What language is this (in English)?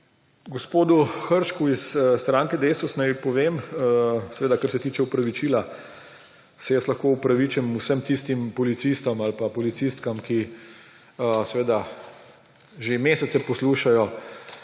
Slovenian